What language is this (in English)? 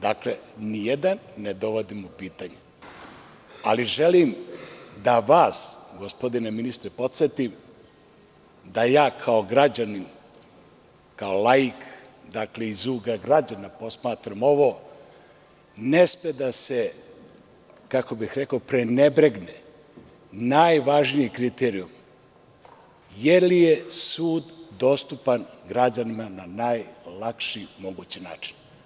Serbian